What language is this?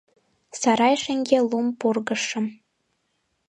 Mari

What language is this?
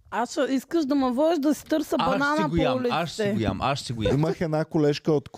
Bulgarian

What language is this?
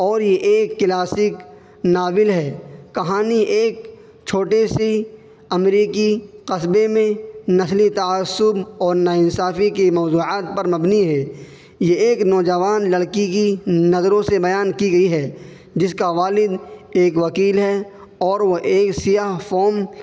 Urdu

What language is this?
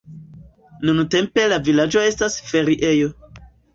Esperanto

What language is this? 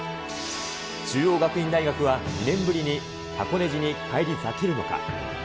Japanese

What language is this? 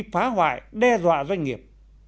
Vietnamese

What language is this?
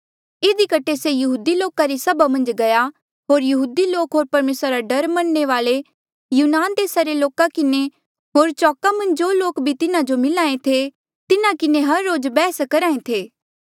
Mandeali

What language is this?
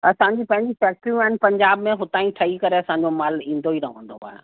Sindhi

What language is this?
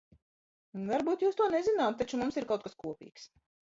Latvian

